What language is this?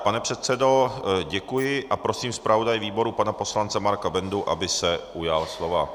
Czech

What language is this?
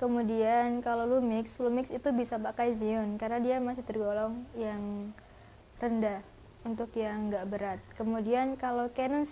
Indonesian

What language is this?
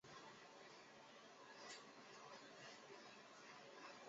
Chinese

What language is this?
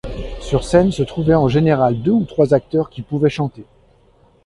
French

